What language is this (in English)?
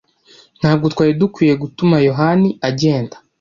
Kinyarwanda